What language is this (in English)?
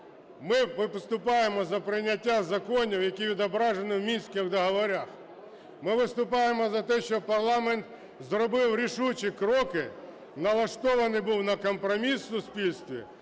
Ukrainian